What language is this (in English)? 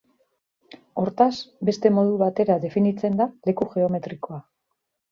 Basque